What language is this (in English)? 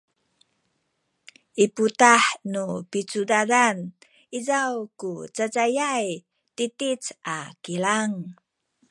Sakizaya